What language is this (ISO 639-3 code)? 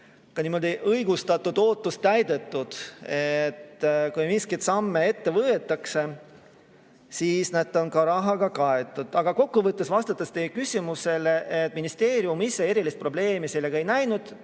est